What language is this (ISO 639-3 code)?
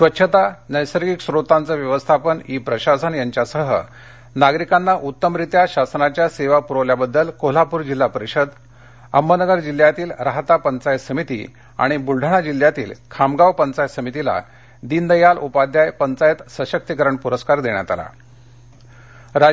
mar